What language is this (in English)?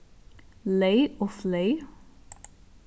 Faroese